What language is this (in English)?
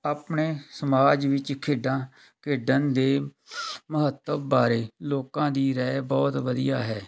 Punjabi